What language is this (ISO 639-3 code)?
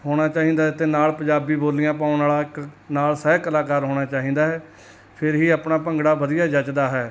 pan